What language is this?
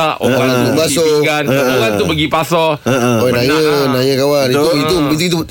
Malay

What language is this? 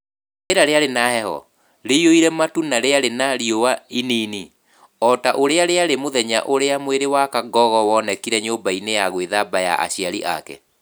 Kikuyu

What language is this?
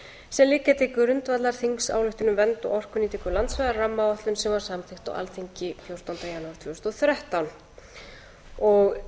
Icelandic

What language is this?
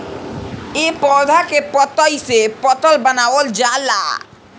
Bhojpuri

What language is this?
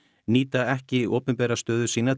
Icelandic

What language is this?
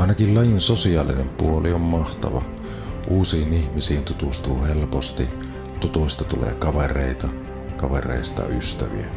Finnish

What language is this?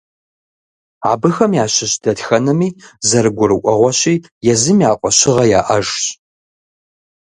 Kabardian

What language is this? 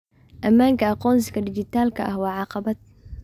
Somali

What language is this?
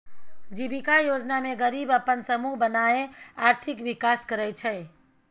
Maithili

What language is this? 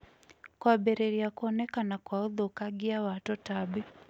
Kikuyu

